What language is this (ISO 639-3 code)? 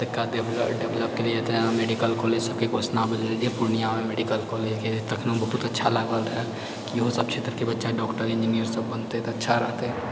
mai